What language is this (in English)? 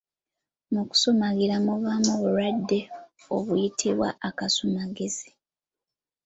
Ganda